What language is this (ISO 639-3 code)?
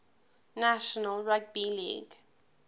eng